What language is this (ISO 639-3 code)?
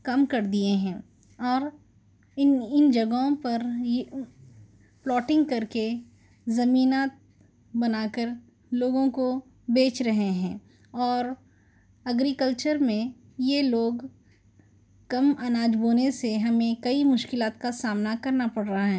urd